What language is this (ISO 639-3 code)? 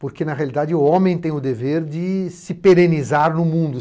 por